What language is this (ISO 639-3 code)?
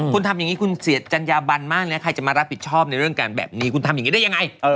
tha